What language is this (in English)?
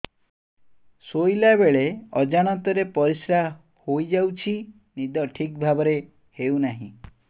Odia